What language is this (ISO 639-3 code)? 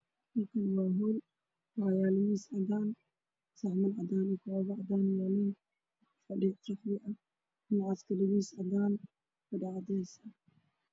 som